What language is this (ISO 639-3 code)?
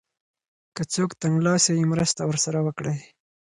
pus